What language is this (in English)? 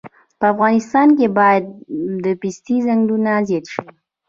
Pashto